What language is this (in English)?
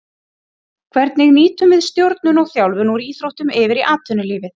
Icelandic